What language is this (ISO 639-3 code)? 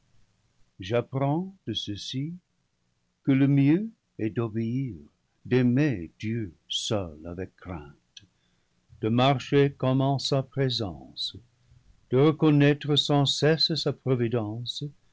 fra